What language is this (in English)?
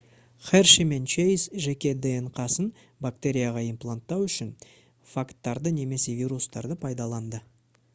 Kazakh